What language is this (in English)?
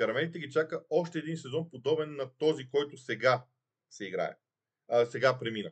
Bulgarian